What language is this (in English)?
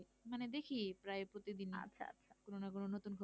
Bangla